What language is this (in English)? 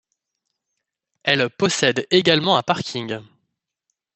French